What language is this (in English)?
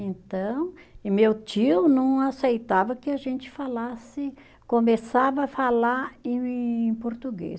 Portuguese